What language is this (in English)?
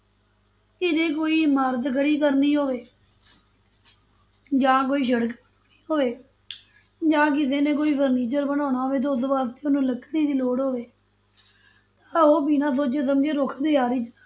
Punjabi